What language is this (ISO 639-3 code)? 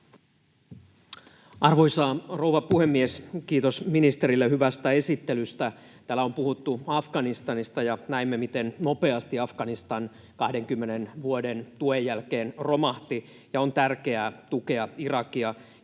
fin